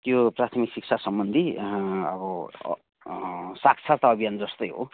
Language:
Nepali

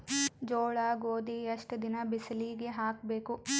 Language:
Kannada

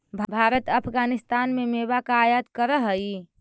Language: Magahi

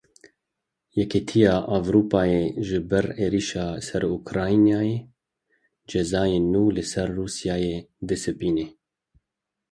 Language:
Kurdish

